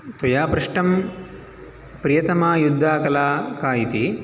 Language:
Sanskrit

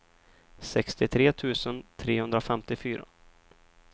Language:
Swedish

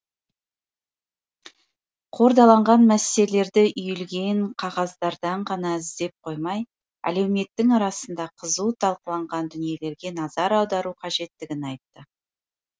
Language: Kazakh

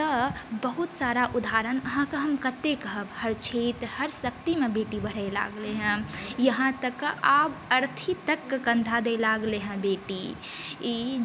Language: Maithili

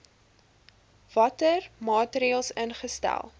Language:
Afrikaans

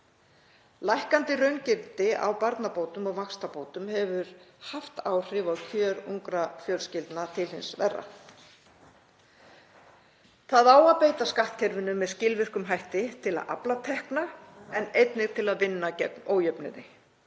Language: Icelandic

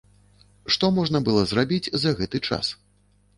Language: Belarusian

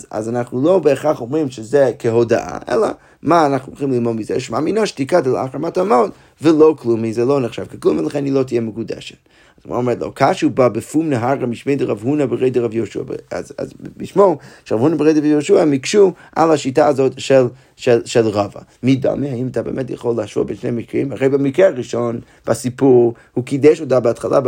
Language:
Hebrew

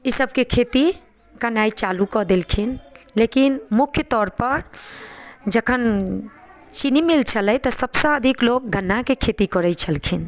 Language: Maithili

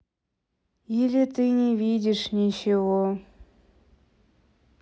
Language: Russian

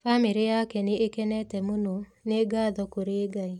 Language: Kikuyu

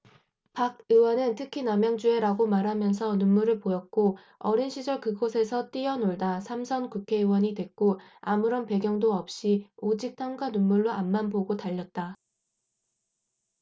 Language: Korean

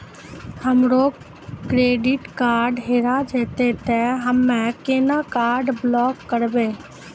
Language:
Maithili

